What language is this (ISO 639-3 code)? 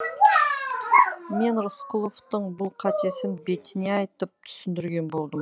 kaz